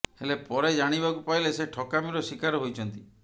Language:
Odia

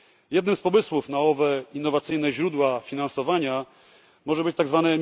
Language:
Polish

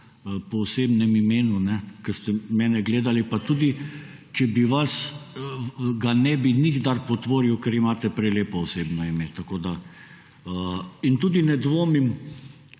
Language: Slovenian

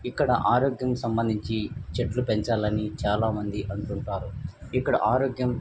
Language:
Telugu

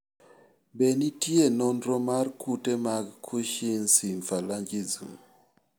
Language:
Luo (Kenya and Tanzania)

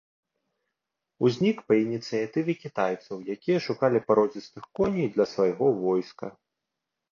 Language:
Belarusian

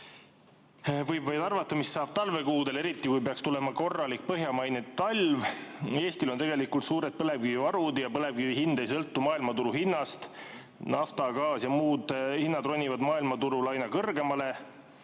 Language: Estonian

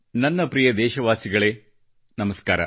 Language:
Kannada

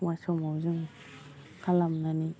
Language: Bodo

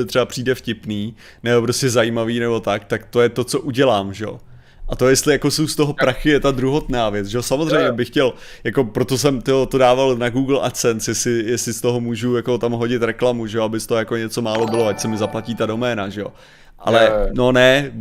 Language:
Czech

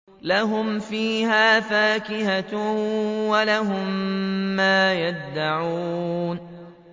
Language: Arabic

